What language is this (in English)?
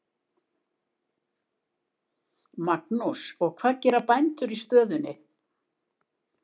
Icelandic